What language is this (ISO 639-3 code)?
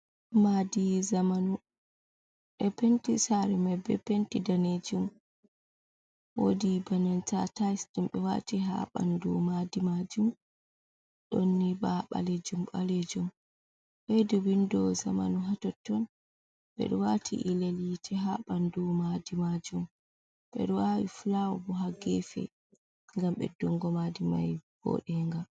ful